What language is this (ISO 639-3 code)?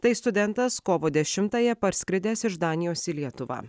lit